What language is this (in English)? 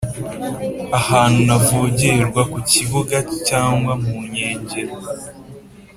Kinyarwanda